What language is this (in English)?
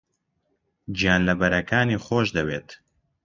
Central Kurdish